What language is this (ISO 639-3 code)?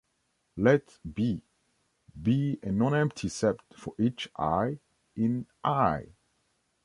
eng